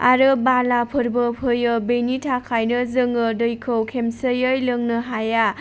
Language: Bodo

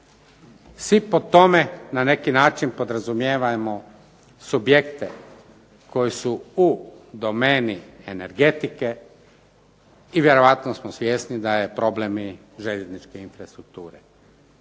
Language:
Croatian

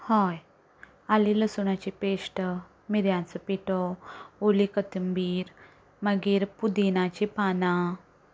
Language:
Konkani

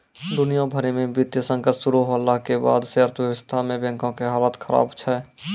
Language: Maithili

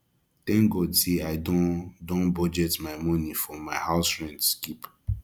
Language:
Nigerian Pidgin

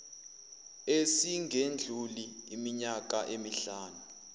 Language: Zulu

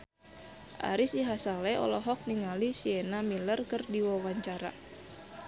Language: Sundanese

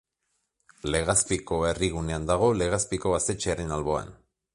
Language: Basque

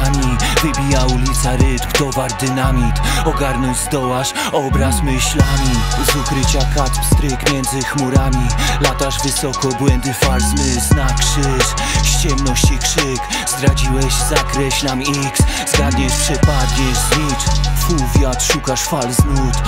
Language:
Polish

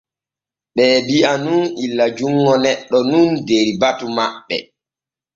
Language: Borgu Fulfulde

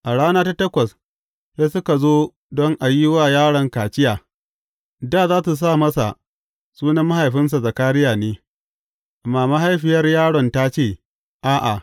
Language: Hausa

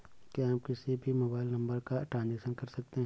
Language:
Hindi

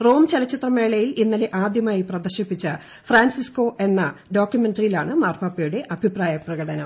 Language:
Malayalam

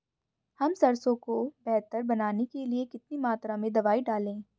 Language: Hindi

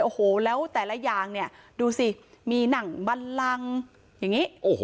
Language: Thai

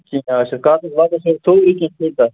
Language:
Kashmiri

